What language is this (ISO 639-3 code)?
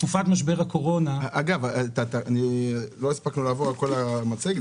heb